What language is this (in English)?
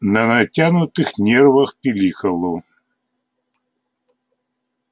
Russian